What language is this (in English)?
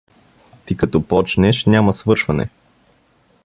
Bulgarian